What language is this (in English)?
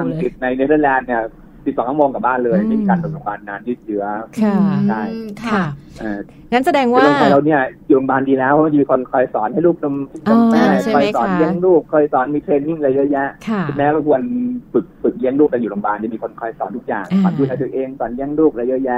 Thai